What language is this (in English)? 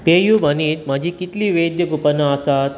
Konkani